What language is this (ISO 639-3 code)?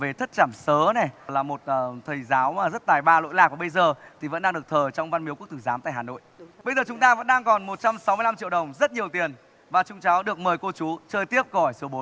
vie